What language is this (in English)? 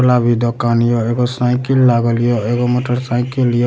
Maithili